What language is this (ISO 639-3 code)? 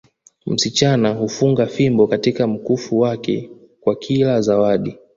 swa